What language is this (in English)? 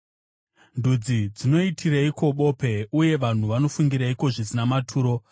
Shona